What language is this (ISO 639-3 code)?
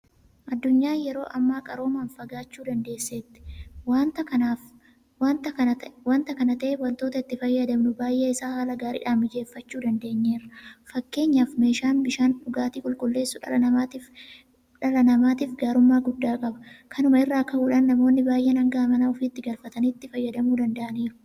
orm